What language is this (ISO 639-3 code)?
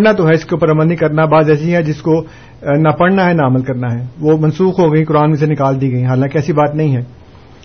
urd